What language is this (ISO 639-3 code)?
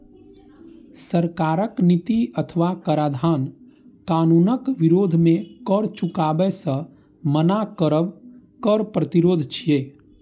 mai